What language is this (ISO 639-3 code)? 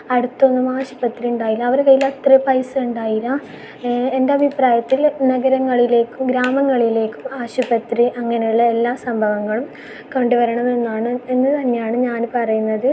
mal